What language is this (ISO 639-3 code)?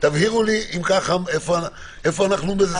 heb